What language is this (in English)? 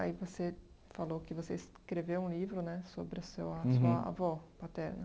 Portuguese